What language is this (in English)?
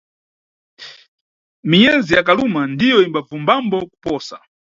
Nyungwe